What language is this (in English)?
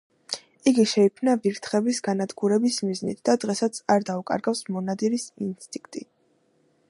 Georgian